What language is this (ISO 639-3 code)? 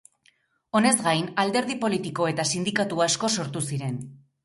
eus